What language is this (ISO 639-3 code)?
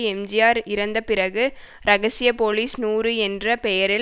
tam